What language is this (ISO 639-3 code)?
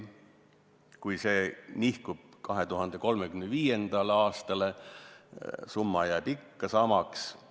est